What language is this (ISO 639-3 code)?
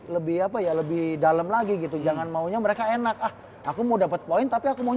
ind